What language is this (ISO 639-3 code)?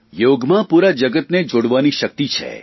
guj